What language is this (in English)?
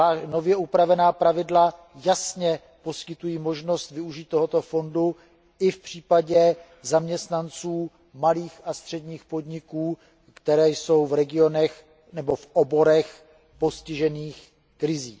Czech